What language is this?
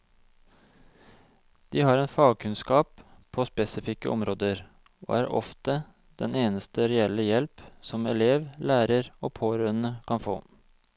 Norwegian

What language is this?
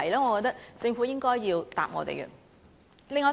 Cantonese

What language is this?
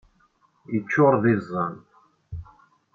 Kabyle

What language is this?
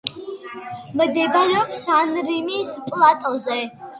Georgian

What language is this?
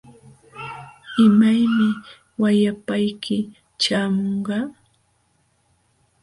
Jauja Wanca Quechua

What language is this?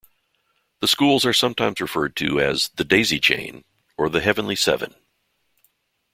English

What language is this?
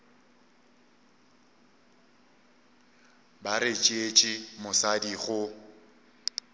Northern Sotho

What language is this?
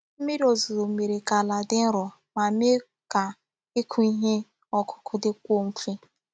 Igbo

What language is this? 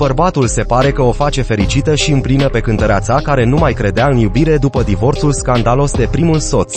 Romanian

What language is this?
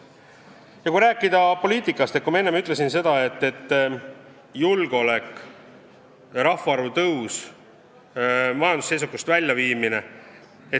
Estonian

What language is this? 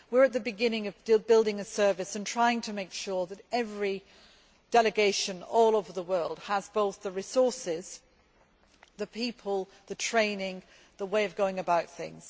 English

